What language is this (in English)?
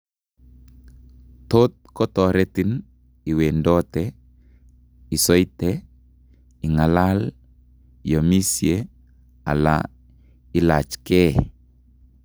Kalenjin